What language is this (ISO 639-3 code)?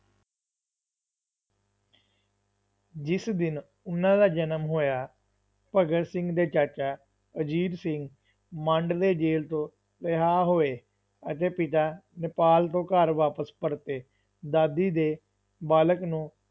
pan